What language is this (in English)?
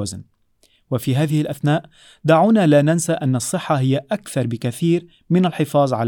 Arabic